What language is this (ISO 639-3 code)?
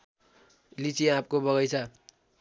nep